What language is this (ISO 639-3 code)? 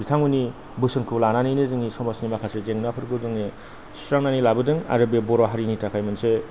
brx